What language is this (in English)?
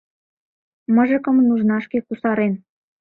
Mari